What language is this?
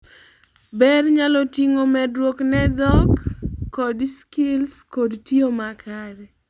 Luo (Kenya and Tanzania)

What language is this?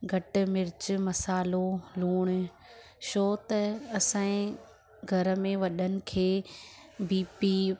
Sindhi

